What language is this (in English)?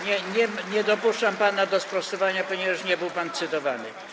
Polish